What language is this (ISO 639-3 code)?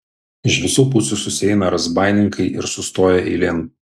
lit